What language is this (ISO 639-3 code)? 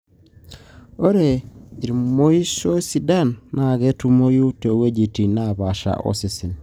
mas